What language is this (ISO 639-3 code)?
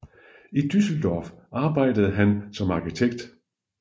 dan